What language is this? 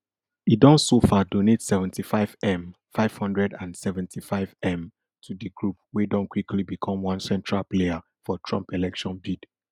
Nigerian Pidgin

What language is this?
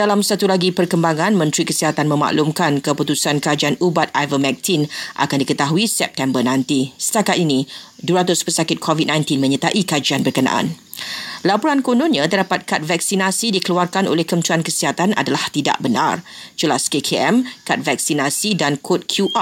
Malay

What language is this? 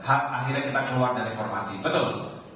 Indonesian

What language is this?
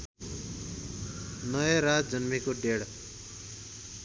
Nepali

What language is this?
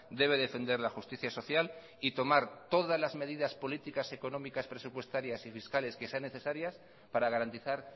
Spanish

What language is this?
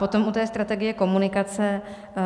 Czech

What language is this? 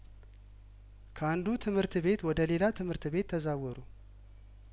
Amharic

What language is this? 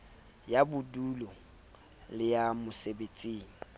Southern Sotho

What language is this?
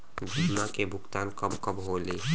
Bhojpuri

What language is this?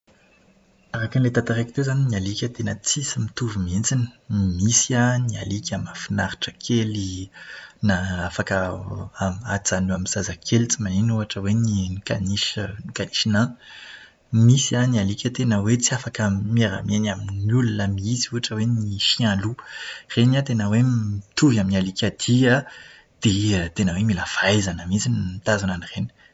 Malagasy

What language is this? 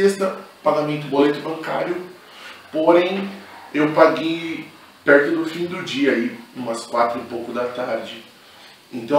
Portuguese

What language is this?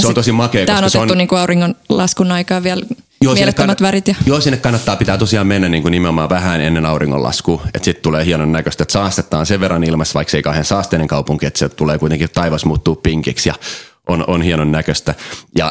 Finnish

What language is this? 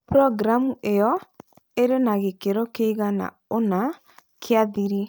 Kikuyu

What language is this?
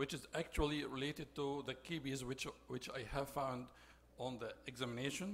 English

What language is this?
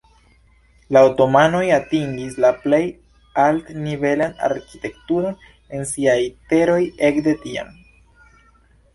Esperanto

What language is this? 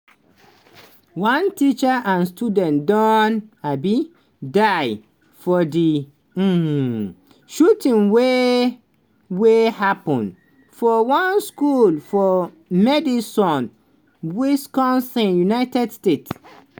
Nigerian Pidgin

